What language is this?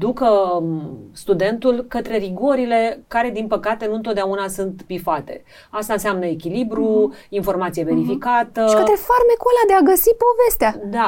Romanian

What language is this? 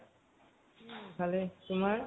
Assamese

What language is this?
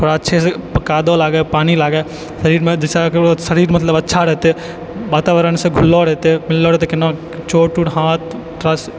Maithili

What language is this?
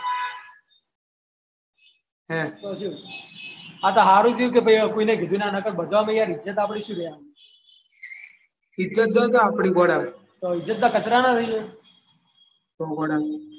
Gujarati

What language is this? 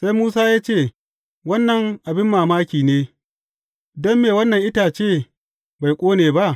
Hausa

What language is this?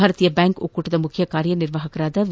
Kannada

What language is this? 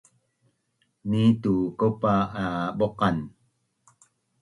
Bunun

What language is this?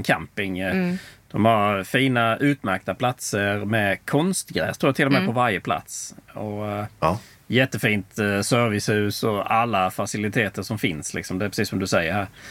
Swedish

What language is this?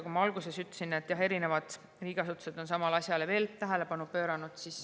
Estonian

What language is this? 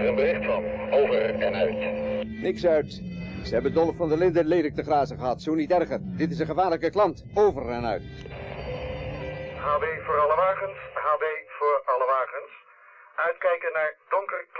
Dutch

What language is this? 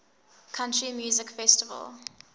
English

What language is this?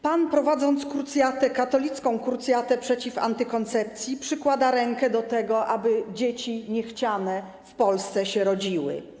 Polish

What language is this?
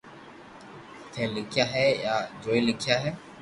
Loarki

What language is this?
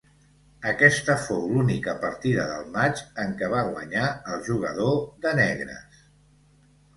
Catalan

